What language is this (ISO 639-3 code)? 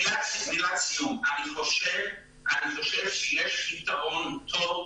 heb